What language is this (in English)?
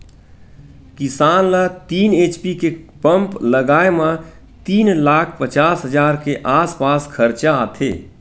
Chhattisgarhi